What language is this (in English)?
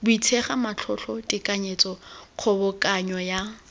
Tswana